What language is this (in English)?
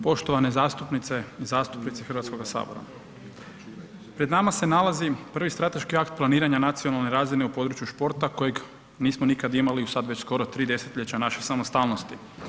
Croatian